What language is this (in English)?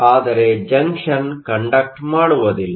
Kannada